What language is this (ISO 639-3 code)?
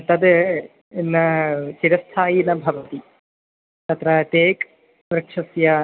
san